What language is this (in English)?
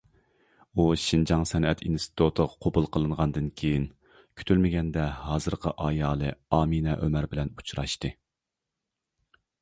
Uyghur